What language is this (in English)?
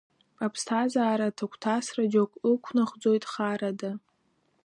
Abkhazian